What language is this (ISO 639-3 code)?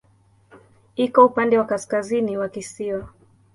swa